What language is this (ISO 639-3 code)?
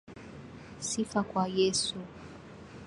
swa